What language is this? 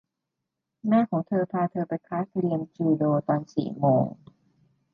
Thai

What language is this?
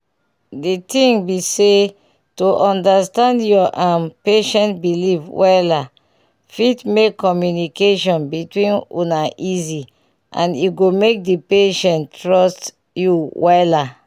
Nigerian Pidgin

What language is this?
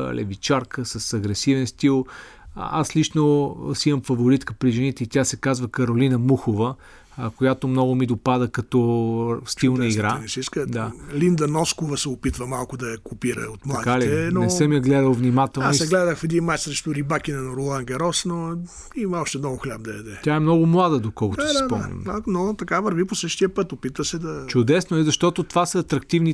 Bulgarian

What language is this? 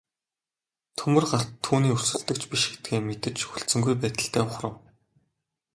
Mongolian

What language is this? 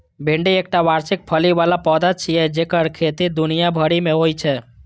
Maithili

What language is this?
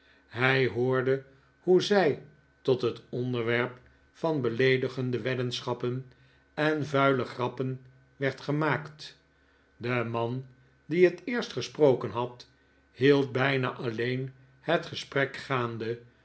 Dutch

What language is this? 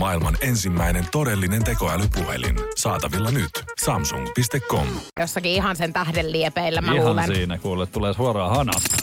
Finnish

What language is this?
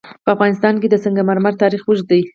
Pashto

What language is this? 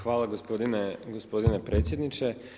Croatian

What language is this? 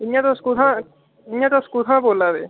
Dogri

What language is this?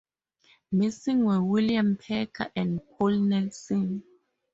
English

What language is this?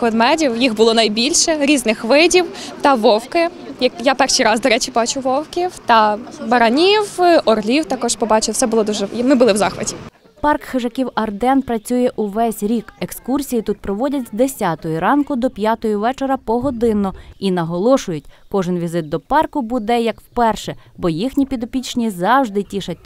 Ukrainian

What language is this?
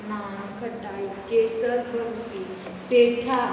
Konkani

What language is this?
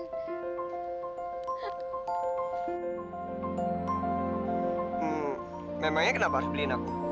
Indonesian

